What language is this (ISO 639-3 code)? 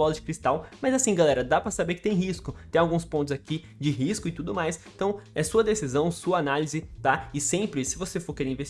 por